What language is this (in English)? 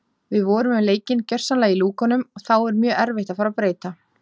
Icelandic